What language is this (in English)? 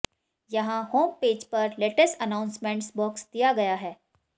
Hindi